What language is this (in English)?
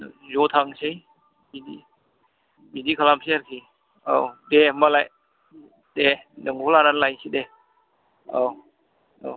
Bodo